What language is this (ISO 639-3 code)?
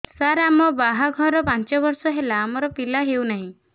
ori